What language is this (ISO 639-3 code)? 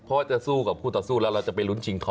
tha